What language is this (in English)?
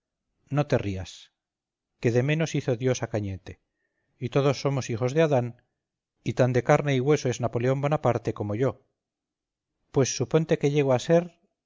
Spanish